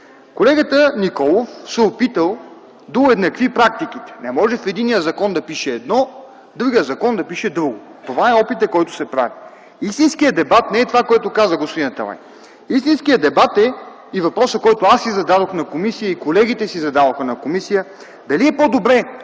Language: Bulgarian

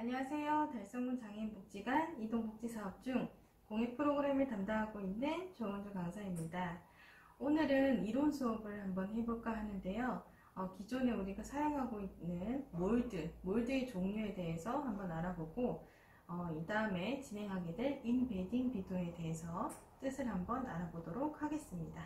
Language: Korean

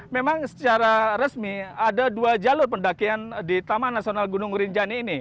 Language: Indonesian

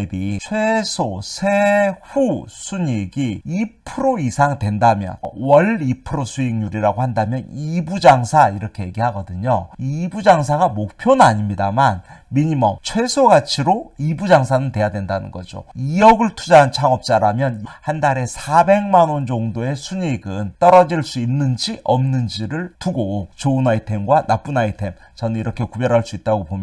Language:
Korean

